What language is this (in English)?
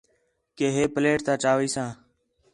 Khetrani